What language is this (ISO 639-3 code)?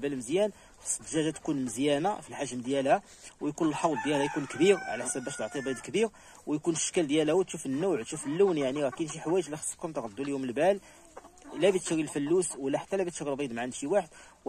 ara